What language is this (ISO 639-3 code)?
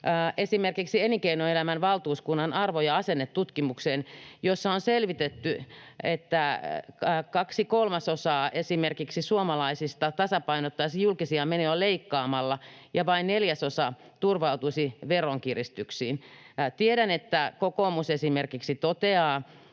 fin